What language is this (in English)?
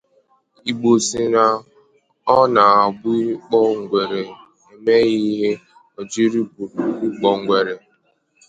Igbo